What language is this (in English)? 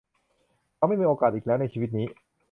Thai